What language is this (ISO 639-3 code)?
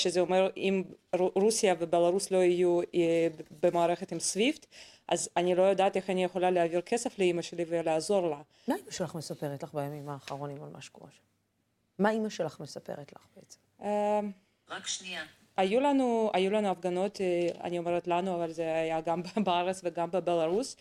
heb